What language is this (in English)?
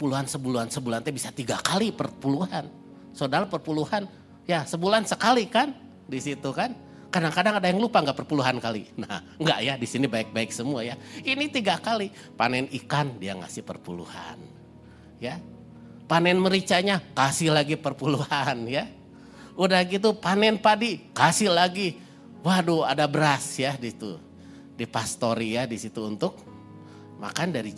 Indonesian